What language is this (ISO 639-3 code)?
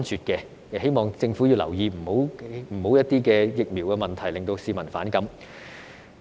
yue